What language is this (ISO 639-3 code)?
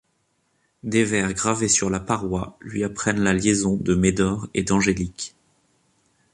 fra